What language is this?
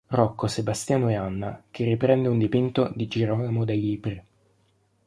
Italian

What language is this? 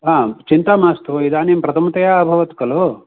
Sanskrit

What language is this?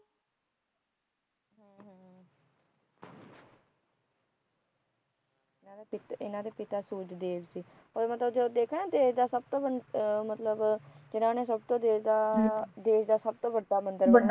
Punjabi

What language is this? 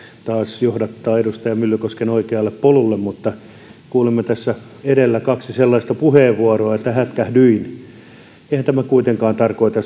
Finnish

